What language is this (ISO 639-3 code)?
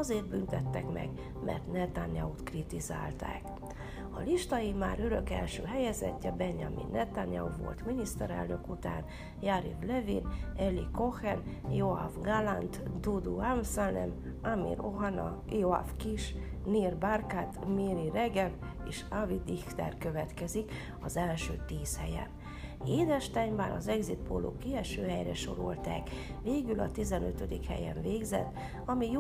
hun